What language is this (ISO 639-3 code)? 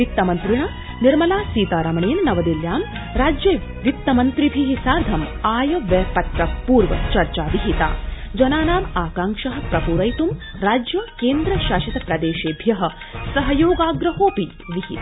san